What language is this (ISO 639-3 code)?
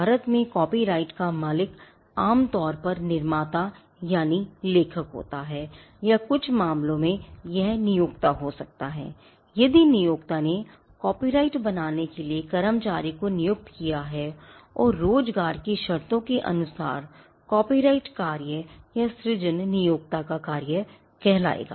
hin